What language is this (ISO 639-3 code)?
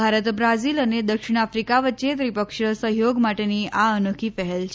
guj